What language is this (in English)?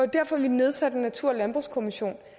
Danish